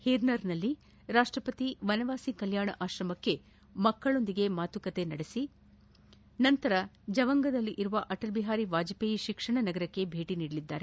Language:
Kannada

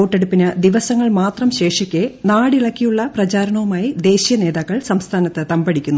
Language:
Malayalam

